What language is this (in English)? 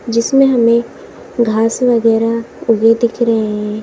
Hindi